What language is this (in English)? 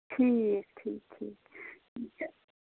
Kashmiri